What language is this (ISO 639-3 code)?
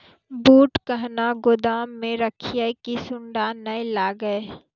mai